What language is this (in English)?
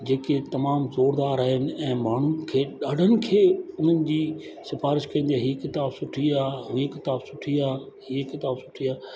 Sindhi